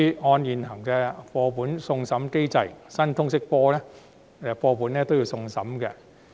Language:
Cantonese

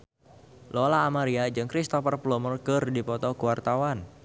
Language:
Sundanese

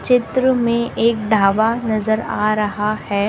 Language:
Hindi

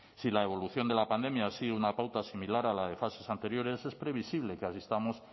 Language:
Spanish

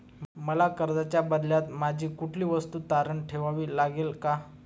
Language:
Marathi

